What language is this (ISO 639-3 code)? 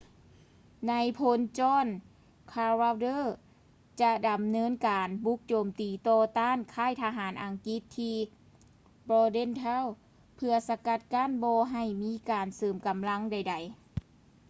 lao